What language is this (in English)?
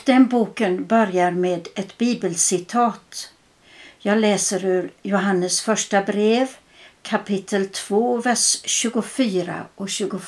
Swedish